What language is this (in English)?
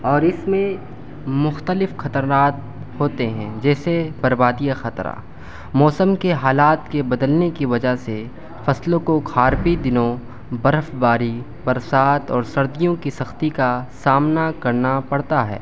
Urdu